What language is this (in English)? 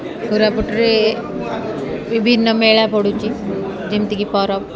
Odia